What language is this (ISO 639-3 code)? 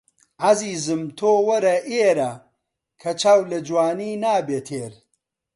ckb